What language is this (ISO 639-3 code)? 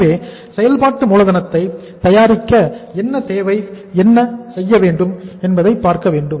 tam